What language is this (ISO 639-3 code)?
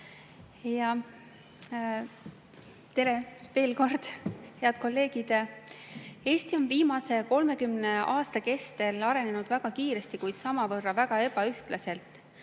est